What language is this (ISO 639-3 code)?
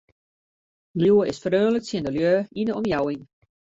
fry